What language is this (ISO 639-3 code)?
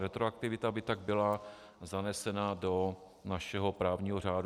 ces